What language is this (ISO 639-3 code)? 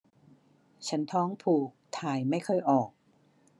tha